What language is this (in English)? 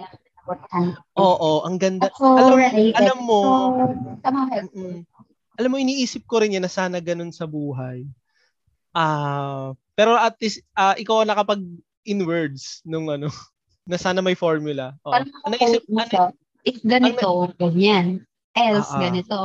Filipino